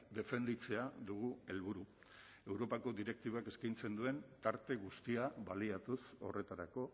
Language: Basque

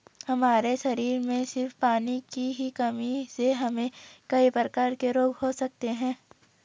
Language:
Hindi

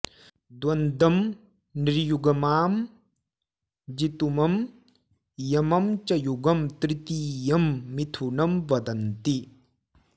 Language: Sanskrit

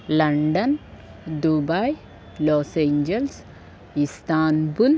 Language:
Telugu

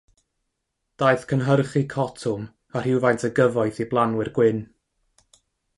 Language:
Welsh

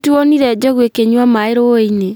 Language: Kikuyu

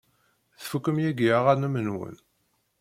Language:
Kabyle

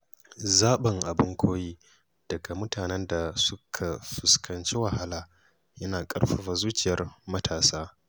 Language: Hausa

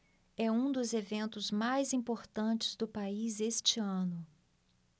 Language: Portuguese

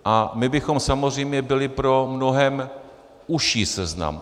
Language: Czech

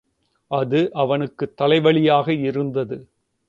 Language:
Tamil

